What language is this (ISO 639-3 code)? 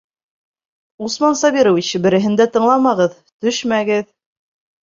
bak